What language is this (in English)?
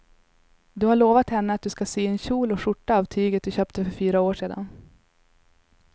Swedish